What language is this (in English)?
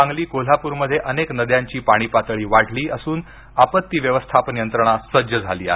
Marathi